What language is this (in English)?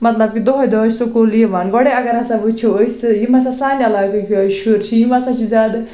Kashmiri